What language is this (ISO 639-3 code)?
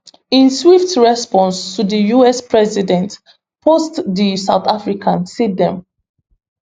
pcm